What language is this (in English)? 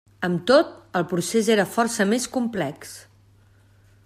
Catalan